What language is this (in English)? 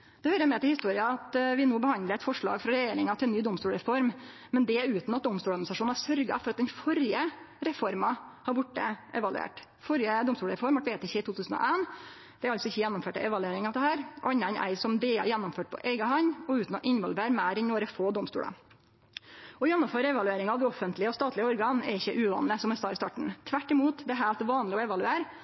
Norwegian Nynorsk